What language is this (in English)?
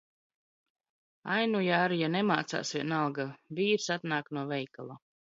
Latvian